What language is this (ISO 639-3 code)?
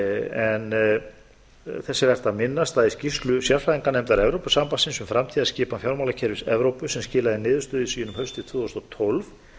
isl